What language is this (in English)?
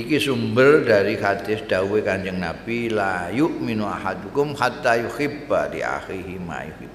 Indonesian